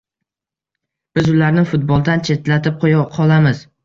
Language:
Uzbek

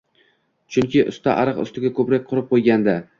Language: Uzbek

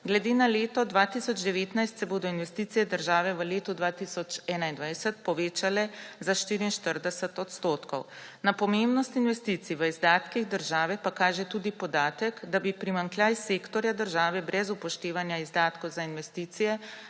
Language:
Slovenian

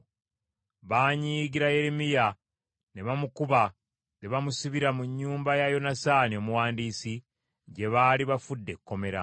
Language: Ganda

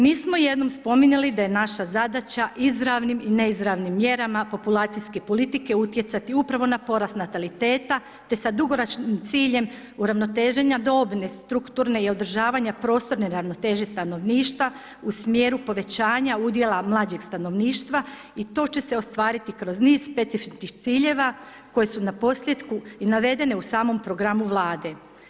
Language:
Croatian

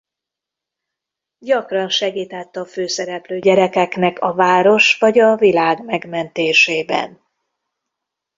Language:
Hungarian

